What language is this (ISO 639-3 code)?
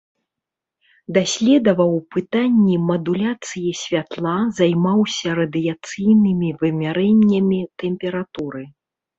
bel